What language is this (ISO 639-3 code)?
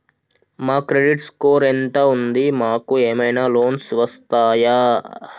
tel